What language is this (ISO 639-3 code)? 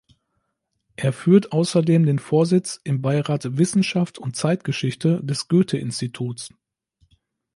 deu